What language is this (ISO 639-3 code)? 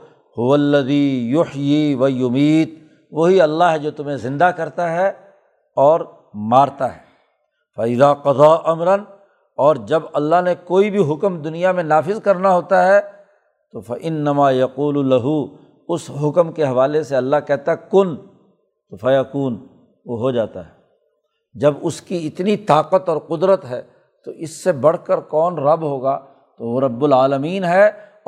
urd